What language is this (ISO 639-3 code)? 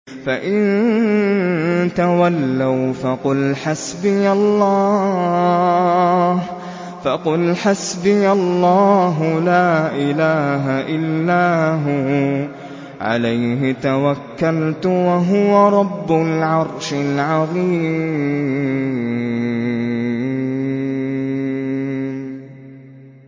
ara